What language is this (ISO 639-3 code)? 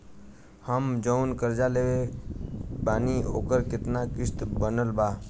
bho